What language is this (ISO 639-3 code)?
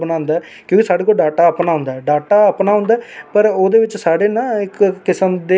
doi